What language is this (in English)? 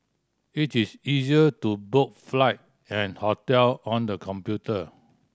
English